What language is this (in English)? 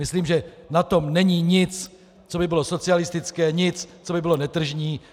Czech